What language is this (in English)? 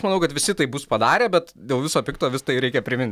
Lithuanian